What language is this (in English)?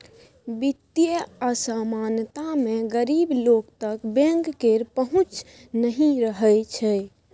Maithili